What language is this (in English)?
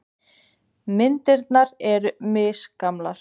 Icelandic